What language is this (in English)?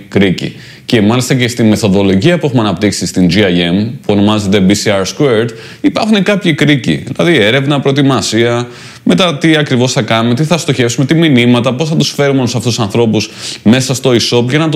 Greek